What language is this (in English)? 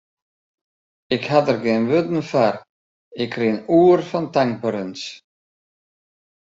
Western Frisian